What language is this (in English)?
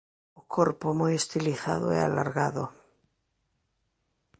Galician